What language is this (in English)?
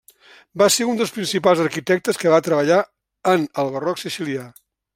Catalan